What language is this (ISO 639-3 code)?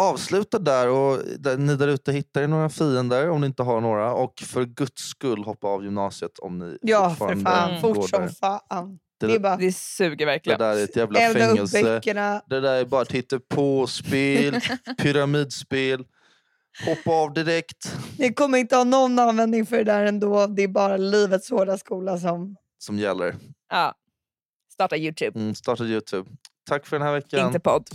swe